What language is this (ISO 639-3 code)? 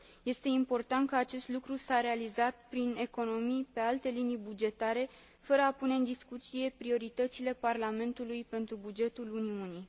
ron